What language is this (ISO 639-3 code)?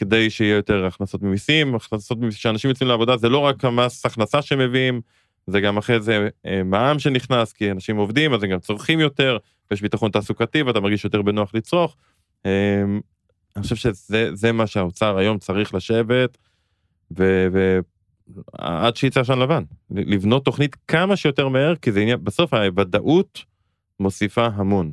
heb